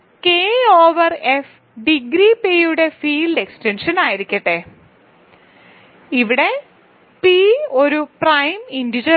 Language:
Malayalam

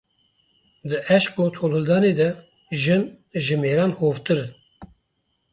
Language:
Kurdish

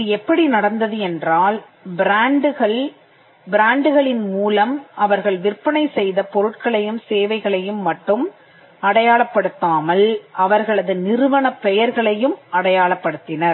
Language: Tamil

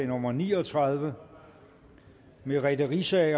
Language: Danish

